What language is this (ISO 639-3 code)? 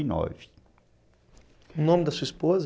por